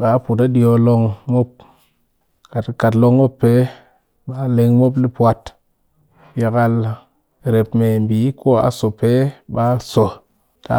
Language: Cakfem-Mushere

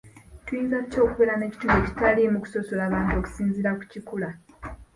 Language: Ganda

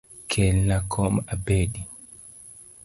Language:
Luo (Kenya and Tanzania)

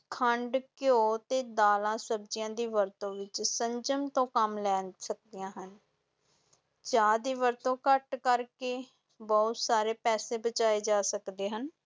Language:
Punjabi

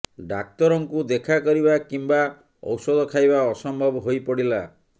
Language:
Odia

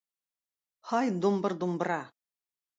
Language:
Tatar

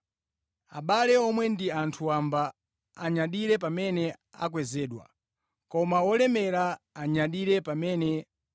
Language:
Nyanja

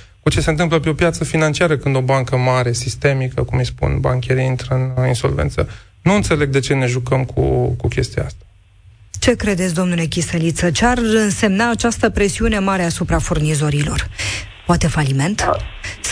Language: Romanian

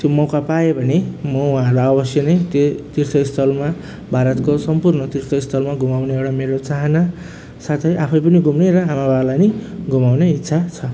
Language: Nepali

